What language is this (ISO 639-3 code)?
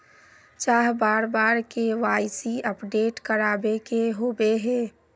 mag